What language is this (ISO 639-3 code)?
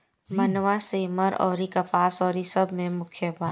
bho